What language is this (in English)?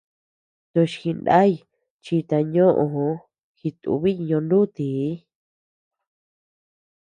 Tepeuxila Cuicatec